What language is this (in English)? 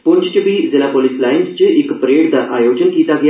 Dogri